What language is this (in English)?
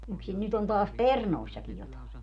Finnish